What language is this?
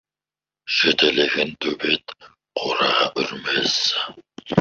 Kazakh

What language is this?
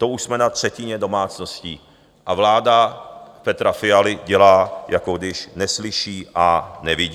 Czech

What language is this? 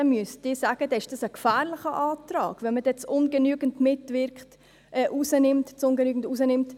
Swiss German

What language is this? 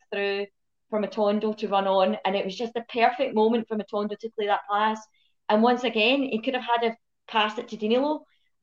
English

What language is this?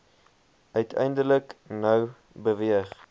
Afrikaans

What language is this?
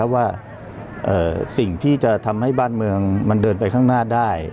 Thai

